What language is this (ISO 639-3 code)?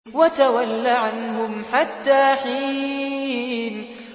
ara